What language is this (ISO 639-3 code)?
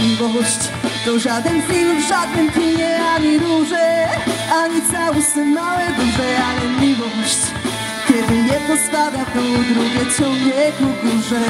pol